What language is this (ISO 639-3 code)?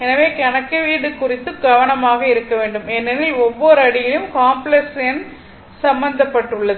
tam